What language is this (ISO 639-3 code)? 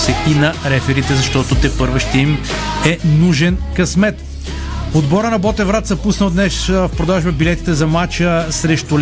bul